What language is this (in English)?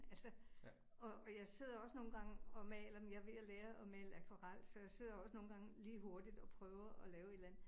Danish